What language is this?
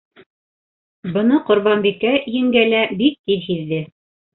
Bashkir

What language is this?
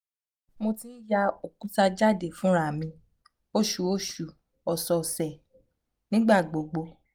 Yoruba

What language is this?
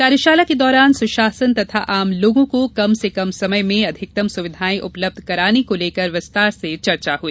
Hindi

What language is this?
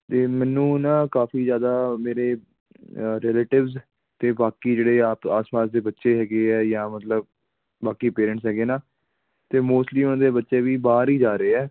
Punjabi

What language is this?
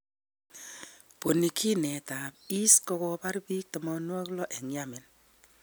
Kalenjin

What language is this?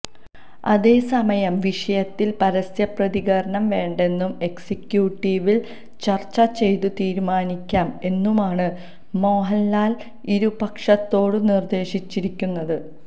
Malayalam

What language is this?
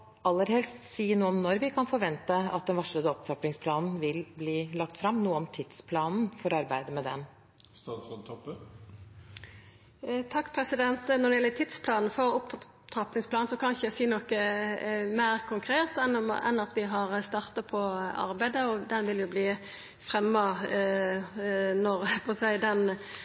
Norwegian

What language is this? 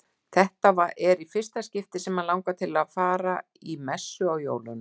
Icelandic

